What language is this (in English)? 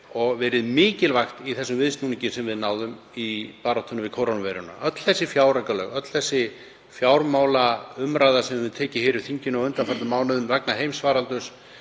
Icelandic